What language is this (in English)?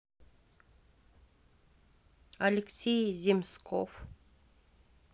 Russian